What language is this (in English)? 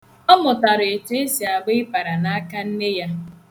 Igbo